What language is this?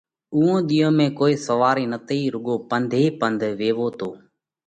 Parkari Koli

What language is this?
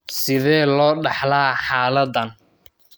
Somali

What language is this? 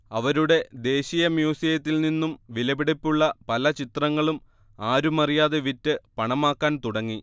Malayalam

